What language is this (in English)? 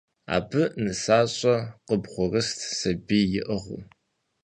Kabardian